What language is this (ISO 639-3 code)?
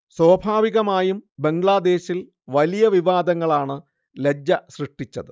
mal